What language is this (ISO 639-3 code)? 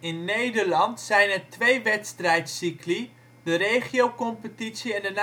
nld